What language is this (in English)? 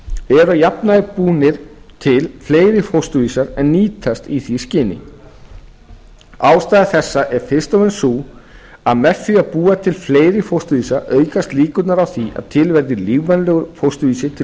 Icelandic